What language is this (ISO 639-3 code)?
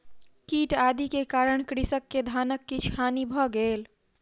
mai